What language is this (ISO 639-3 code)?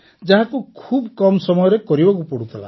ori